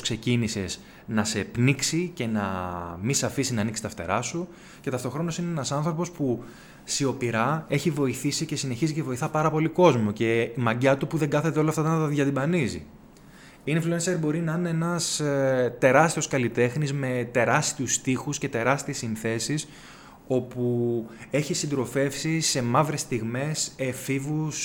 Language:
Greek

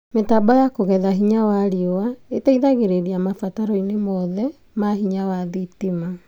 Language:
Kikuyu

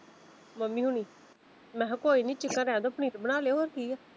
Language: Punjabi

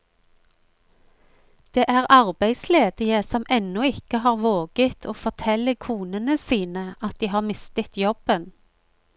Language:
Norwegian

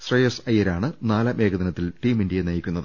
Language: Malayalam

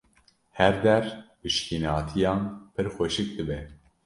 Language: Kurdish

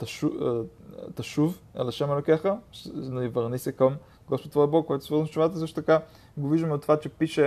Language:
Bulgarian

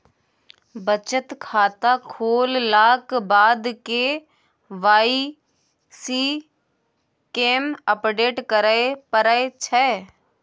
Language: Maithili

